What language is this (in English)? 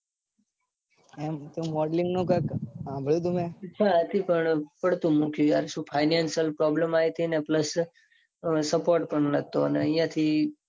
Gujarati